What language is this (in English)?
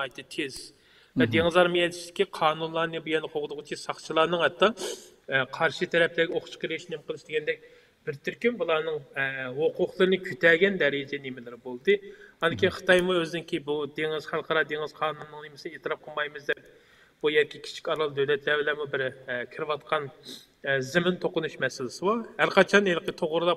Turkish